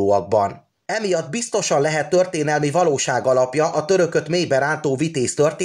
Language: Hungarian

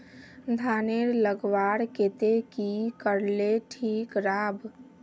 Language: Magahi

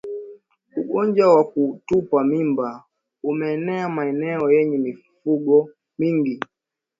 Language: Swahili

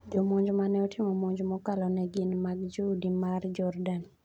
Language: Luo (Kenya and Tanzania)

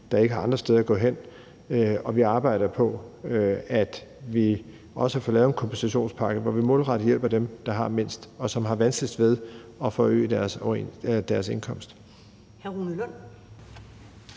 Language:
Danish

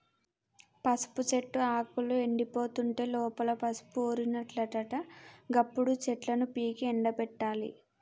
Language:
Telugu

